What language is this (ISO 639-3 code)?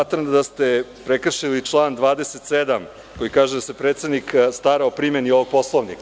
srp